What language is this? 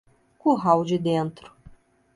Portuguese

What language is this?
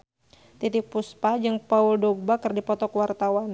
Sundanese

